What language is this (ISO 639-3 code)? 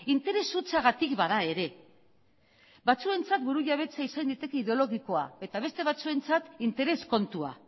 eus